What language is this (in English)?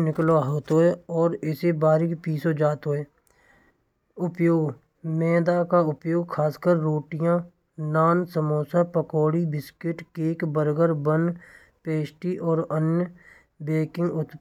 Braj